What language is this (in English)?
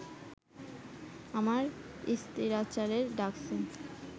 Bangla